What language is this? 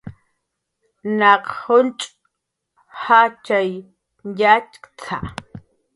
Jaqaru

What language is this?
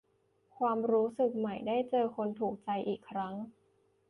Thai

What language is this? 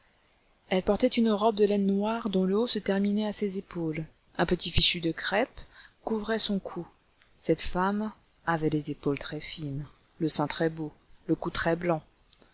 French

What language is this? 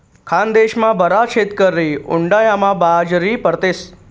Marathi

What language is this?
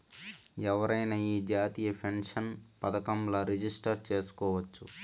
Telugu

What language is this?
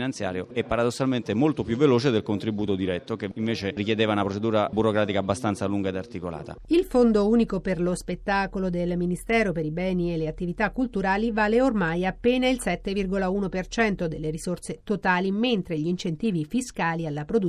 Italian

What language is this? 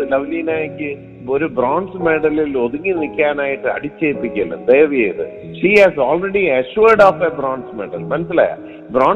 Malayalam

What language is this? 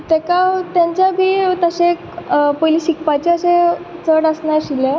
Konkani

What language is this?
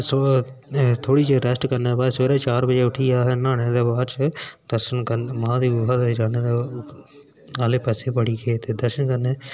Dogri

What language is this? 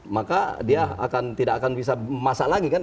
Indonesian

